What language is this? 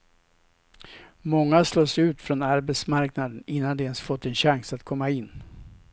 Swedish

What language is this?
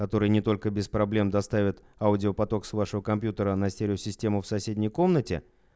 Russian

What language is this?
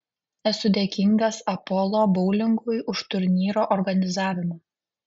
Lithuanian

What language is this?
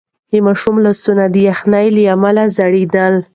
Pashto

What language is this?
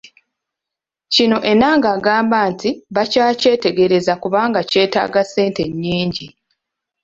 Ganda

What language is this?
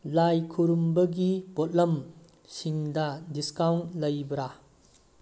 Manipuri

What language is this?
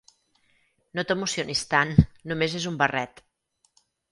Catalan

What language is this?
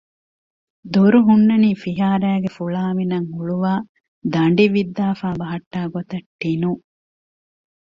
Divehi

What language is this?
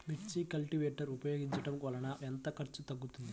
Telugu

